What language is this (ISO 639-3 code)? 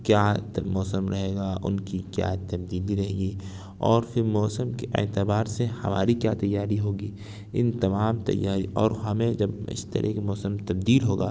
urd